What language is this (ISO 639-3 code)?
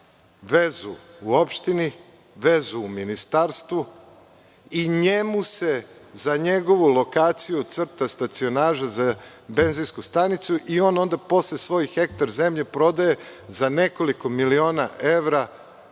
srp